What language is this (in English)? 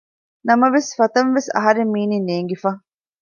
Divehi